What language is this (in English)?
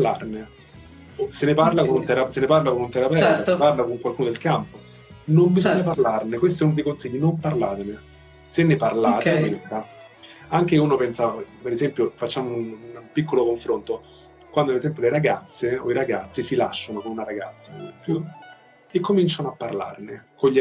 Italian